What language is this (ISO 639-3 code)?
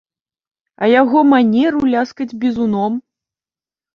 bel